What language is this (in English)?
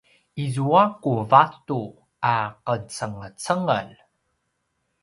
Paiwan